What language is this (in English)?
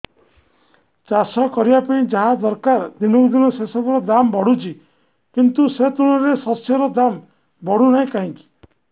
Odia